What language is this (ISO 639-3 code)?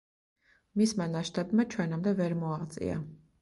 kat